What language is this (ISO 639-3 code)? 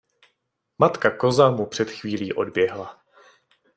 ces